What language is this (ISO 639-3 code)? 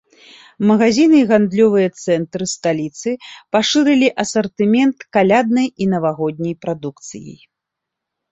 bel